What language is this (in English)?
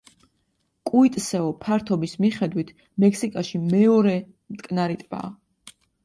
Georgian